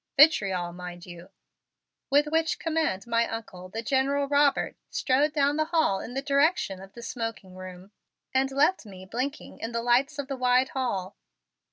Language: English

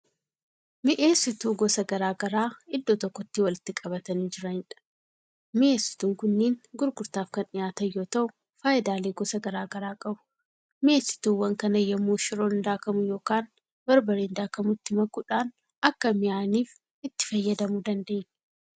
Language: Oromo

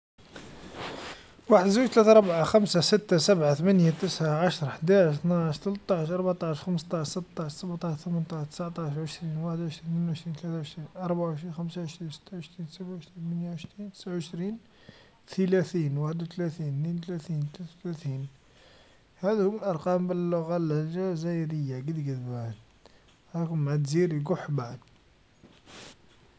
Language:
Algerian Arabic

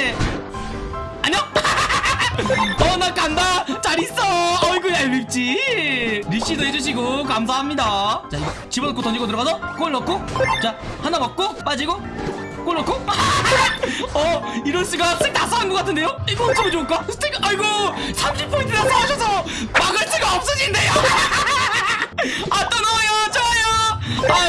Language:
Korean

